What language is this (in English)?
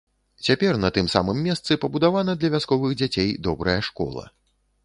Belarusian